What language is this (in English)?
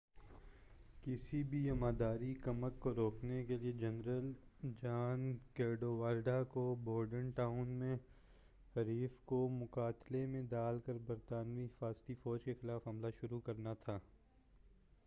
Urdu